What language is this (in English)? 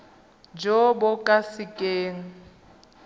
Tswana